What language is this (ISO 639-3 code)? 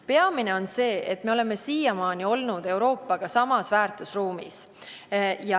est